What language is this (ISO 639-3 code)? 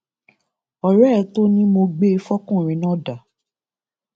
yor